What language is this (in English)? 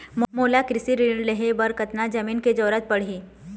Chhattisgarhi